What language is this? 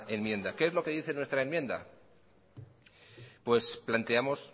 Spanish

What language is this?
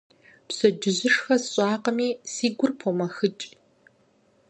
Kabardian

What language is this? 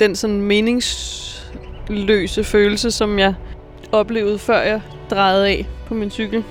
Danish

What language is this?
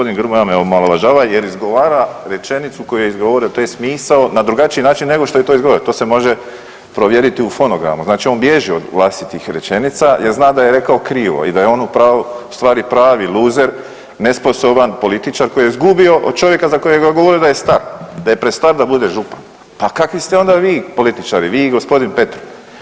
Croatian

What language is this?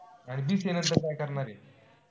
Marathi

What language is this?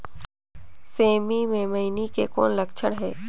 Chhattisgarhi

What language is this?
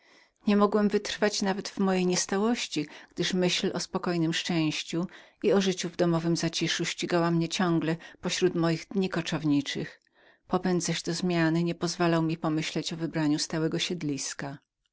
Polish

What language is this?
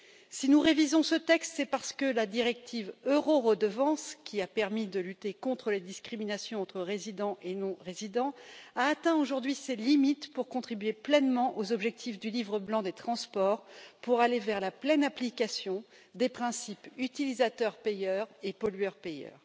French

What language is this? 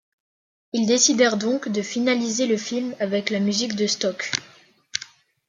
French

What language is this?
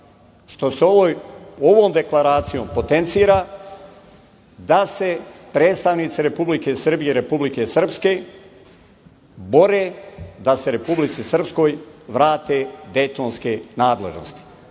Serbian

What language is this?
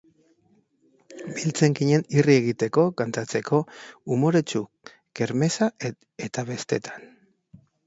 Basque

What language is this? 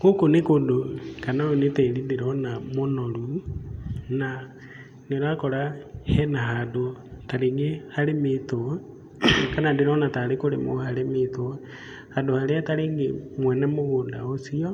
Kikuyu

